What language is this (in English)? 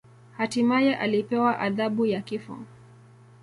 Swahili